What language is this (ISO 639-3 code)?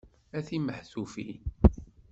kab